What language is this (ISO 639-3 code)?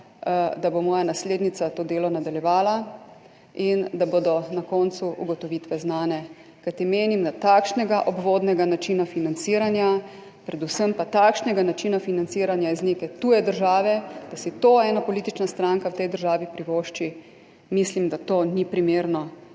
slv